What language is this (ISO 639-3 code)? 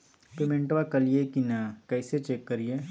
mag